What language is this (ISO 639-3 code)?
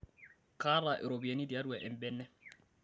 mas